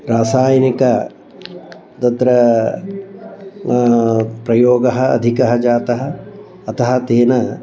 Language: Sanskrit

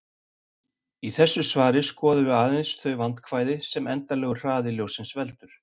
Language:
Icelandic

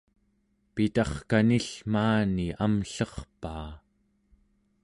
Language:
Central Yupik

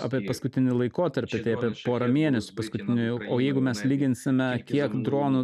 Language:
Lithuanian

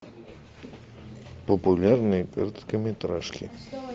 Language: Russian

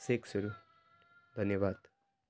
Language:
Nepali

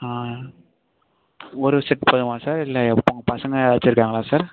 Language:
Tamil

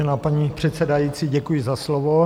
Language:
Czech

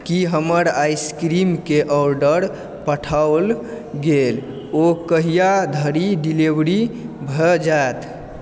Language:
Maithili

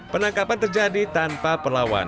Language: Indonesian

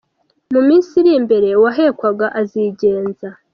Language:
Kinyarwanda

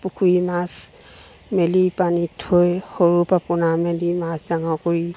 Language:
Assamese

